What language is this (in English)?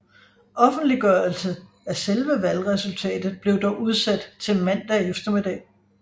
Danish